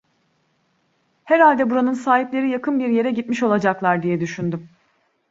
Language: Turkish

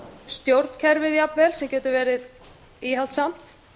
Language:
Icelandic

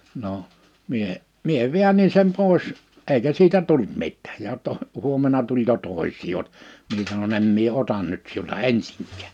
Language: Finnish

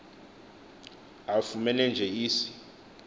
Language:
Xhosa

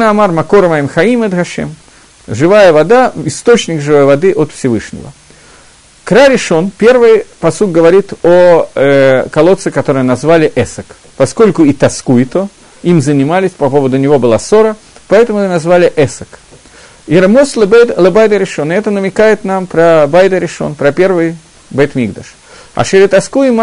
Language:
Russian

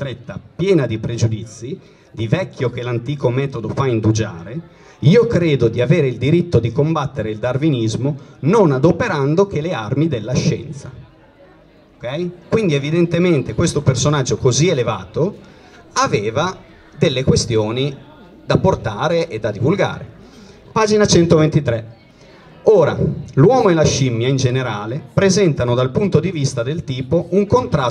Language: Italian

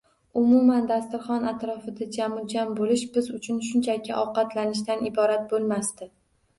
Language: Uzbek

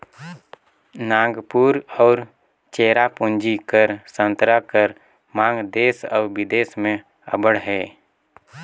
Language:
Chhattisgarhi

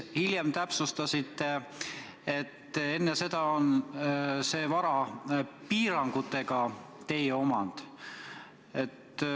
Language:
Estonian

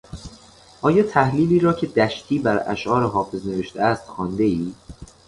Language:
Persian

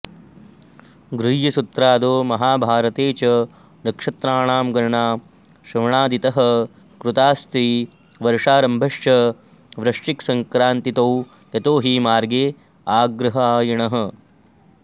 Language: Sanskrit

